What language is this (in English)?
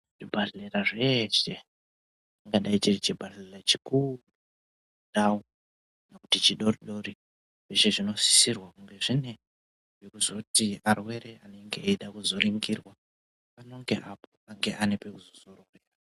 Ndau